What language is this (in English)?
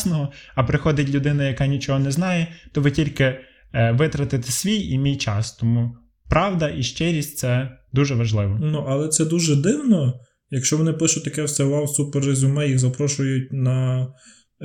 Ukrainian